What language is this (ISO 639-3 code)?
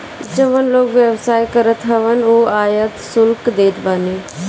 bho